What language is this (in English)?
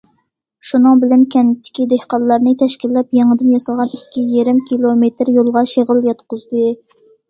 Uyghur